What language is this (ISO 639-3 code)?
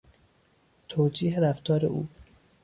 fas